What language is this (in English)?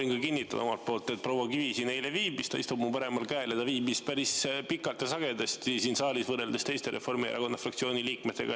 Estonian